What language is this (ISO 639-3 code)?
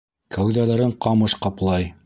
bak